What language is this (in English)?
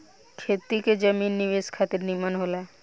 Bhojpuri